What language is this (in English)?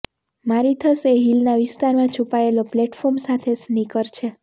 Gujarati